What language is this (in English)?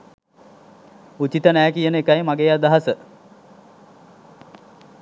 Sinhala